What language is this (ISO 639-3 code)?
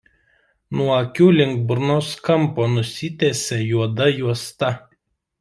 lit